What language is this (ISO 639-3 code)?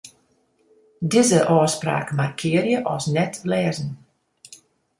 fry